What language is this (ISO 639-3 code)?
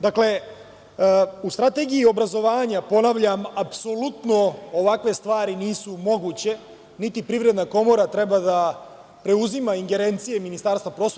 srp